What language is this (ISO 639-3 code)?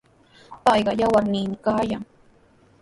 qws